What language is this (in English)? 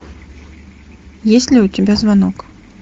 Russian